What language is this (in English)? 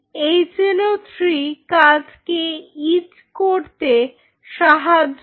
Bangla